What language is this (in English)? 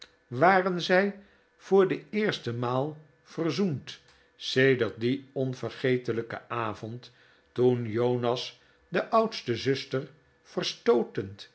Dutch